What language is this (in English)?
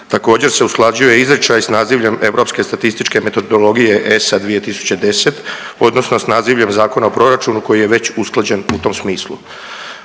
Croatian